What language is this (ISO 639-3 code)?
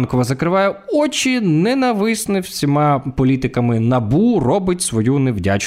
ukr